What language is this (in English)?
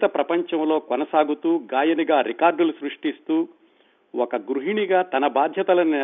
Telugu